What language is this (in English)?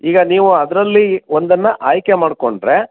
Kannada